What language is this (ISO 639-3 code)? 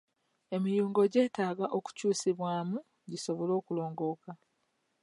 lug